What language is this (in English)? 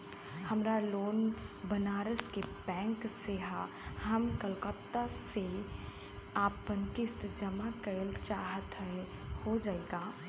Bhojpuri